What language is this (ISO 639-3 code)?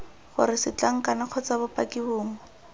tsn